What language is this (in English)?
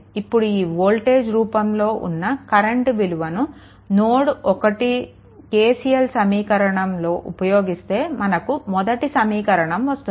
Telugu